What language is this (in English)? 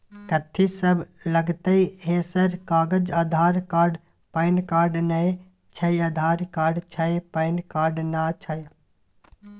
Maithili